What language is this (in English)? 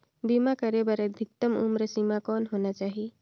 Chhattisgarhi